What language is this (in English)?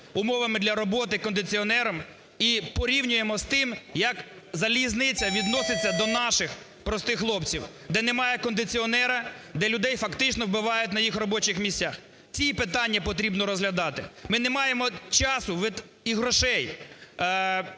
Ukrainian